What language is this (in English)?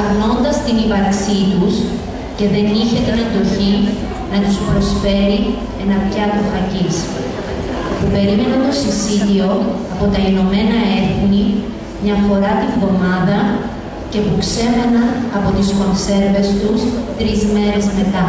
Greek